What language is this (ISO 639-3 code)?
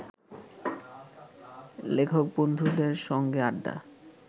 ben